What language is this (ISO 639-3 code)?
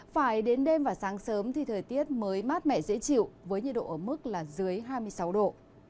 vie